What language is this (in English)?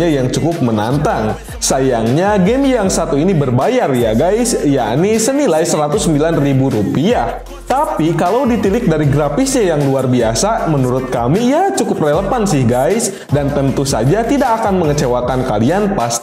Indonesian